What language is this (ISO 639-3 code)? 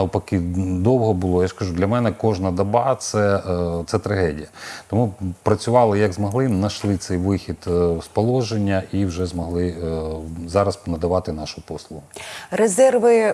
ukr